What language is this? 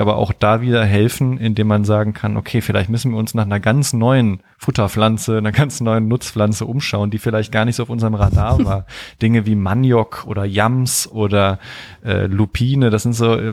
German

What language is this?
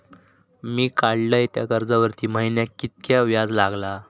Marathi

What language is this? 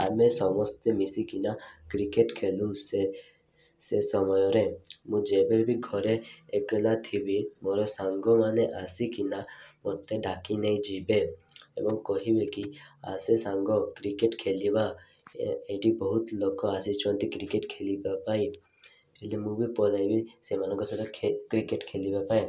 Odia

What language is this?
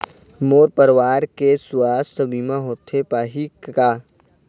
Chhattisgarhi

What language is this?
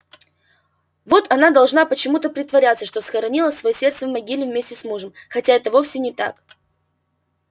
Russian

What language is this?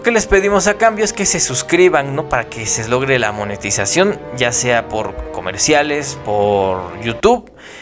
Spanish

